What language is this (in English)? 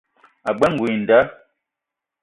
Eton (Cameroon)